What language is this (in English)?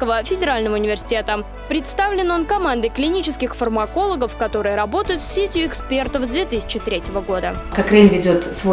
Russian